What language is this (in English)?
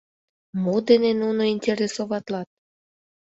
Mari